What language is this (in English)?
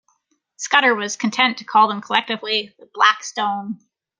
English